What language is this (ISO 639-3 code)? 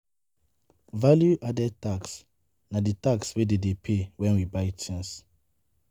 pcm